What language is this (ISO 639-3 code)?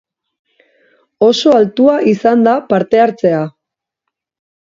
eus